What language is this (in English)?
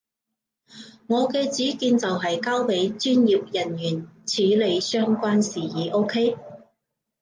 Cantonese